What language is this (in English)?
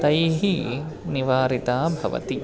Sanskrit